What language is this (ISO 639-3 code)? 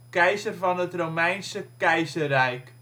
nld